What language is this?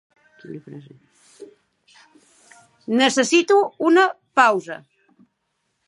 Catalan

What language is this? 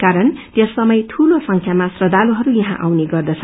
Nepali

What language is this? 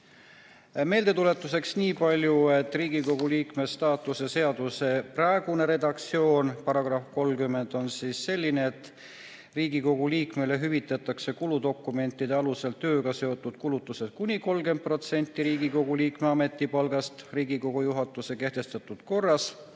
Estonian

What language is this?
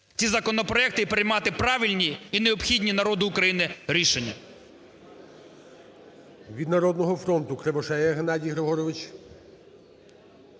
Ukrainian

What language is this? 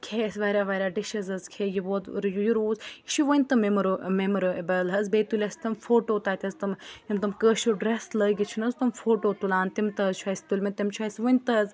Kashmiri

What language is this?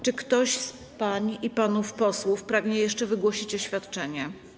Polish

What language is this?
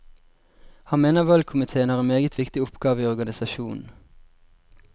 Norwegian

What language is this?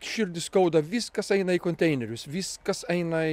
Lithuanian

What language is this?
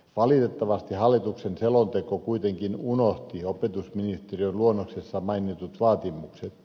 Finnish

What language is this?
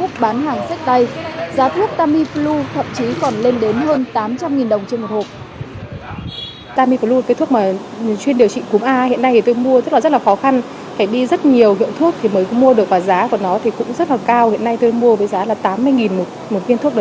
Vietnamese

